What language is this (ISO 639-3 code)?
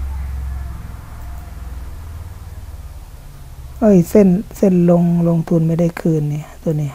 tha